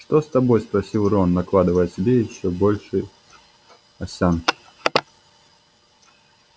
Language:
Russian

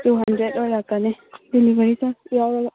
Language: Manipuri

